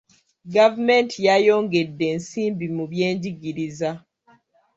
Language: Ganda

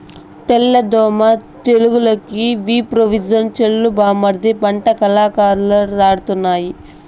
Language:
Telugu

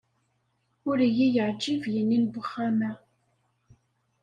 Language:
Kabyle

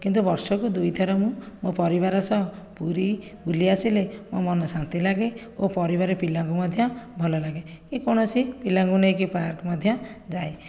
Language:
Odia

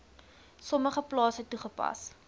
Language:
Afrikaans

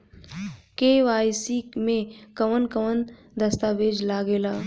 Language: Bhojpuri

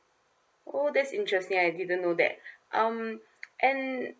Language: English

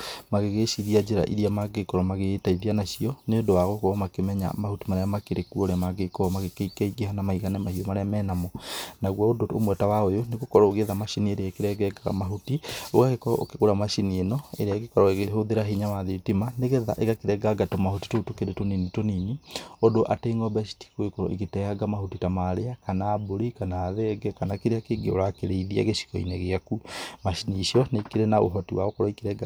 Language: Kikuyu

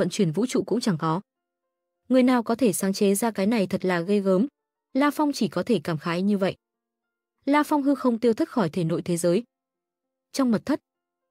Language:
Vietnamese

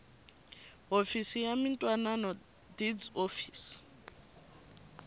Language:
Tsonga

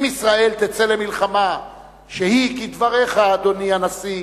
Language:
Hebrew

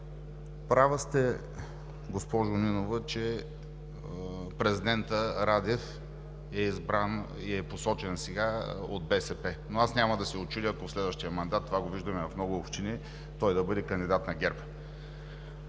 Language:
Bulgarian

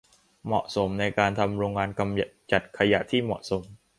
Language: Thai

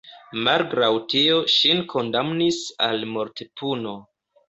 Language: Esperanto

